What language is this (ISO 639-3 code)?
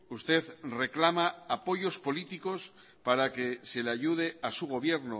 spa